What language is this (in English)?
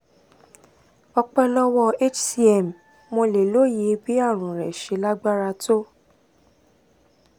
Yoruba